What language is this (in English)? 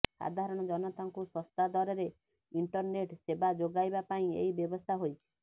Odia